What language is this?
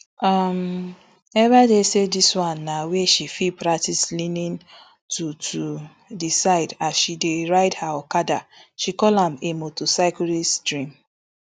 Nigerian Pidgin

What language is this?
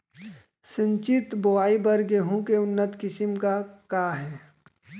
Chhattisgarhi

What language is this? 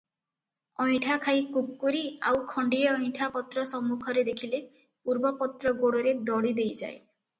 Odia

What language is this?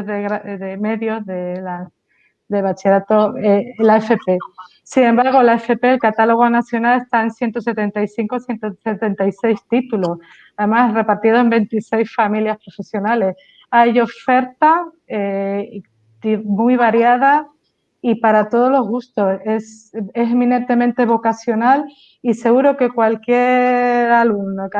Spanish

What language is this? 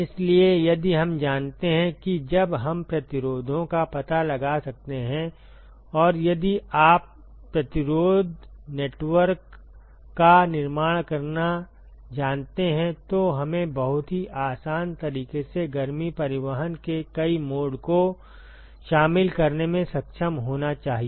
Hindi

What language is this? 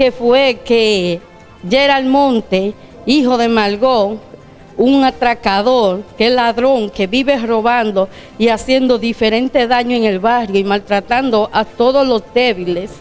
Spanish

